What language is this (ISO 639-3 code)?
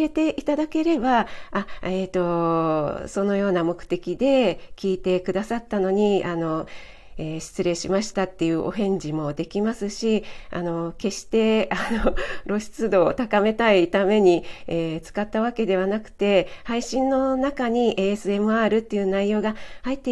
jpn